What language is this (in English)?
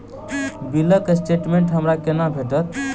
Maithili